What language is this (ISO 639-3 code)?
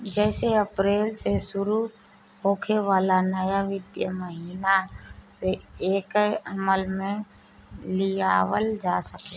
bho